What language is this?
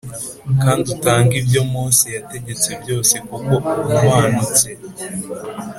Kinyarwanda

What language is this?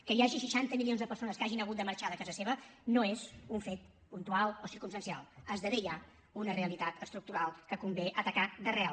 Catalan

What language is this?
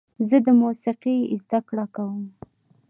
Pashto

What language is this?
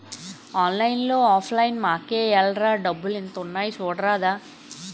Telugu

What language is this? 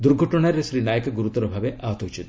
Odia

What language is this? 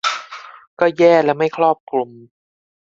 Thai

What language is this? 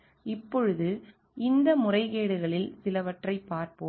Tamil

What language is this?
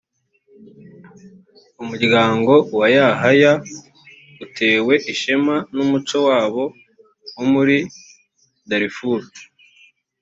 Kinyarwanda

